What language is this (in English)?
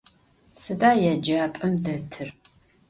Adyghe